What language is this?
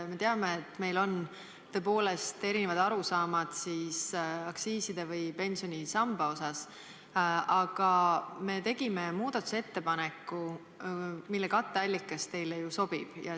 Estonian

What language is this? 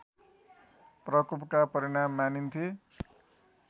Nepali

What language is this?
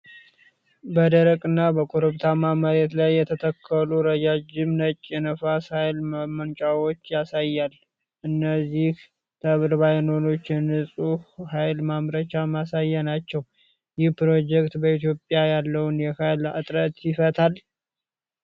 Amharic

